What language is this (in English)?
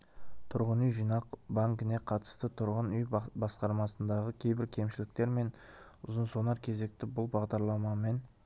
Kazakh